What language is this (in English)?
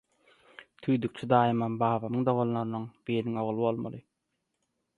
Turkmen